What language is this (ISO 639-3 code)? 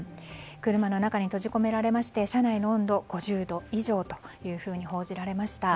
jpn